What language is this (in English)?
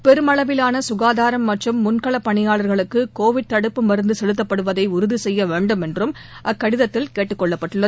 Tamil